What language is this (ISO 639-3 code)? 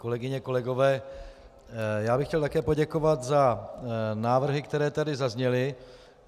ces